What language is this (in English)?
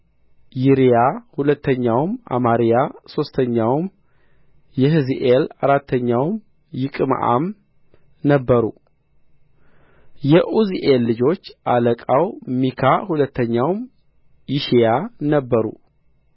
Amharic